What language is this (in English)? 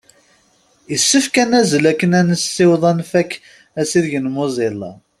Kabyle